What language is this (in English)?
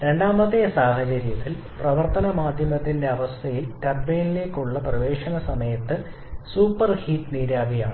Malayalam